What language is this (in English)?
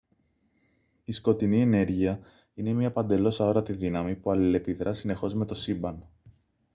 Greek